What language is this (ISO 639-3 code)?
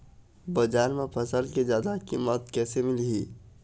hne